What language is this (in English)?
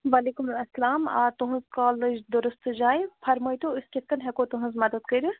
Kashmiri